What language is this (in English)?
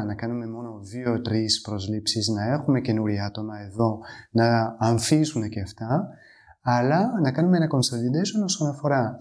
Greek